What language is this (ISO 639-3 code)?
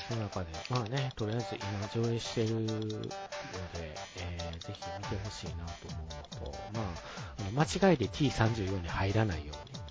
jpn